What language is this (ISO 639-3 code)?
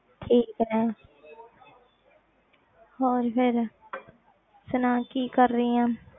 pan